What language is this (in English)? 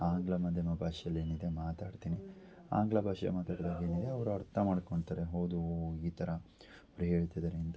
Kannada